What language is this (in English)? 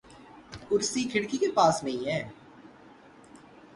Urdu